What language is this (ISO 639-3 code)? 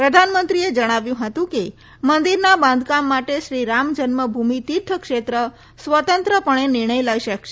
guj